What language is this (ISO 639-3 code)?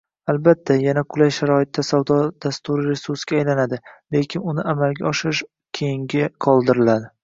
uzb